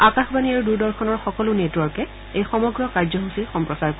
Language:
Assamese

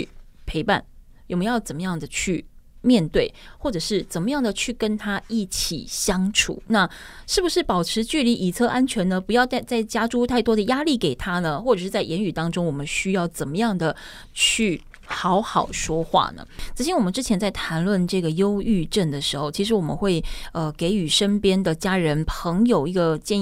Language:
Chinese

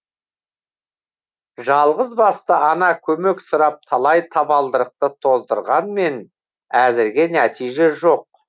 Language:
Kazakh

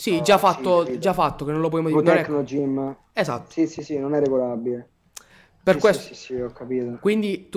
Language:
Italian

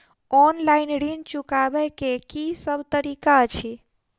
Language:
Maithili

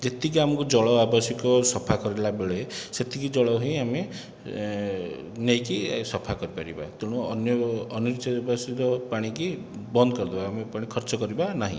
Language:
Odia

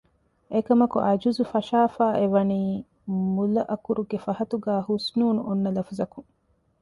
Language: Divehi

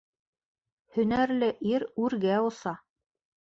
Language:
Bashkir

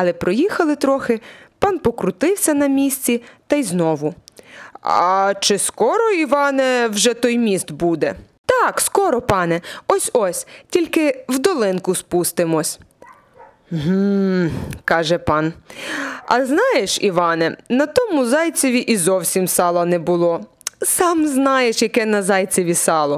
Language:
Ukrainian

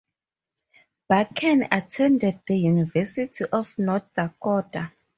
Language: English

